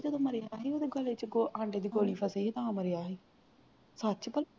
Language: Punjabi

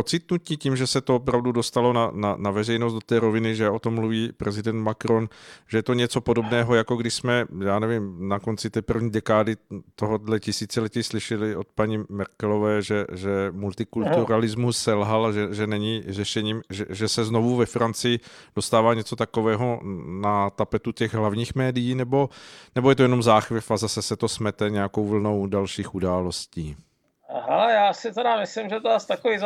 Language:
Czech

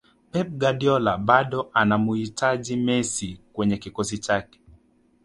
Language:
Swahili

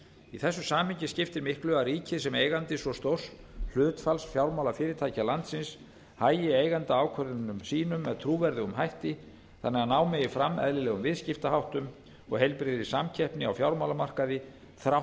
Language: Icelandic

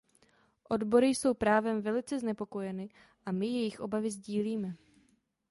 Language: Czech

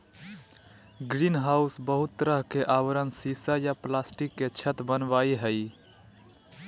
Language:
Magahi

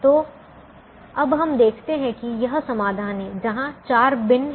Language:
Hindi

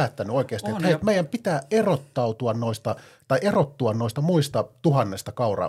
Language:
Finnish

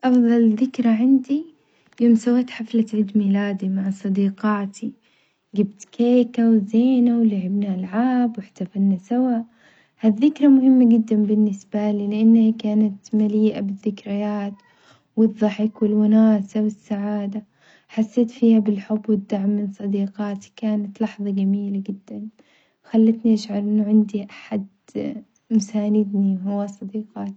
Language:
Omani Arabic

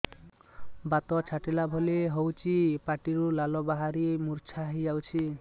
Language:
Odia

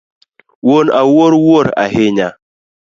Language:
Luo (Kenya and Tanzania)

